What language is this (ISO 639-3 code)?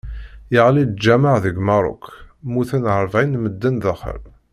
kab